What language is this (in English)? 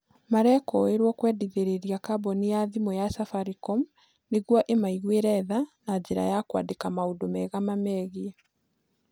Kikuyu